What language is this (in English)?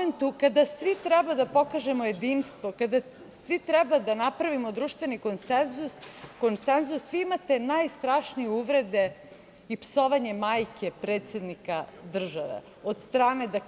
Serbian